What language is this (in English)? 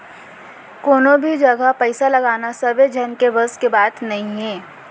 Chhattisgarhi